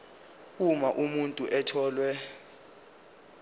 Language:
Zulu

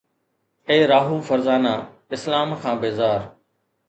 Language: Sindhi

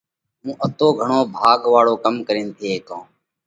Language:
Parkari Koli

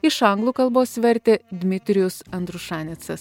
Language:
Lithuanian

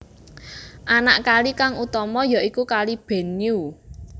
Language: Javanese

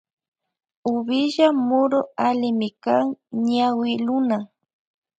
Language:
Loja Highland Quichua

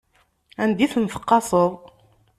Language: Kabyle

